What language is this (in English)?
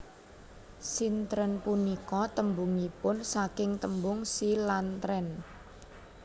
Javanese